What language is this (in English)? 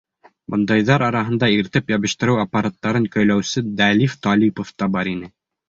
Bashkir